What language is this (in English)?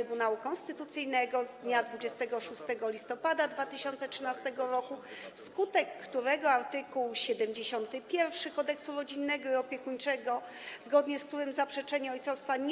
Polish